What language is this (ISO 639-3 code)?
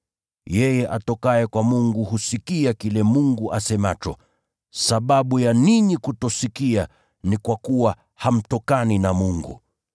swa